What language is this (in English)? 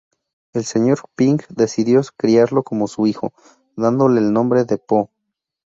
Spanish